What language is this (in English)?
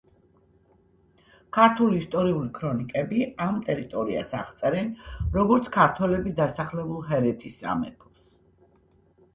Georgian